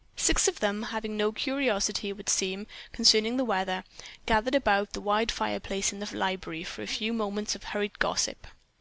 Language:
English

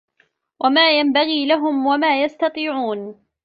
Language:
Arabic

